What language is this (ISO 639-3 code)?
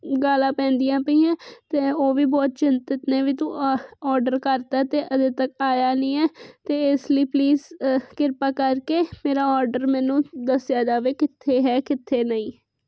pan